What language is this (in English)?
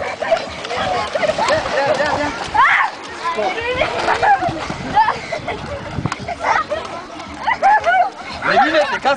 Arabic